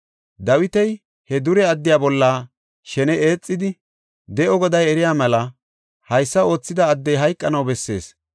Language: Gofa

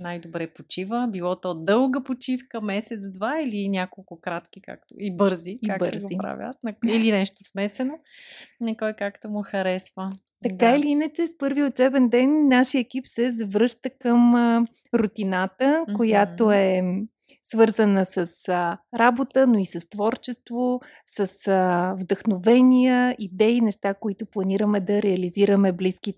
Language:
Bulgarian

